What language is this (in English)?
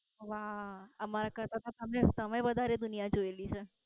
Gujarati